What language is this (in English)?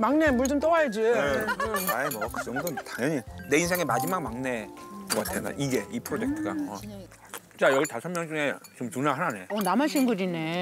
Korean